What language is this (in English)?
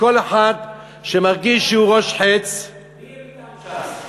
Hebrew